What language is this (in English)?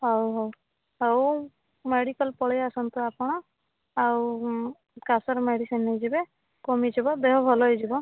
Odia